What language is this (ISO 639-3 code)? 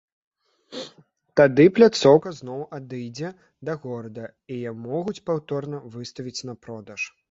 bel